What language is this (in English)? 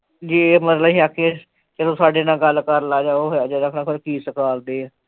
Punjabi